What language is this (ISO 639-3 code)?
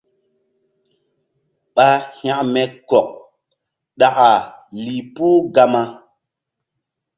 mdd